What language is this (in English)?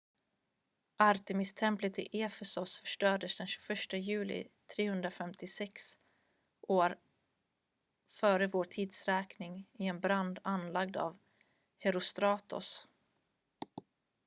Swedish